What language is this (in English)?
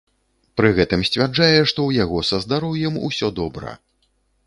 Belarusian